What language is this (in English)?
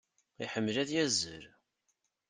Kabyle